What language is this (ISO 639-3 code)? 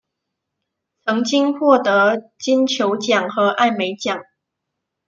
zho